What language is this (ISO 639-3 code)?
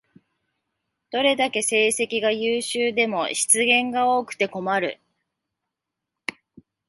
jpn